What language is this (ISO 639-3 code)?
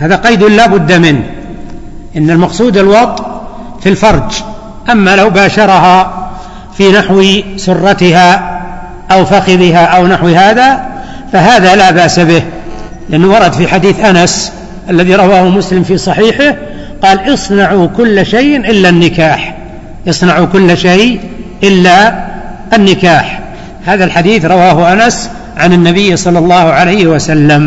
ara